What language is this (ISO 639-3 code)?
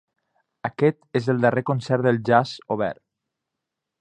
cat